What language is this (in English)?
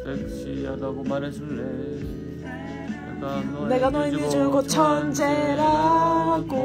Korean